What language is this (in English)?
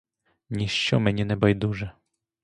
Ukrainian